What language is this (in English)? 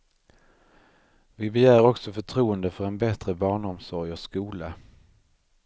Swedish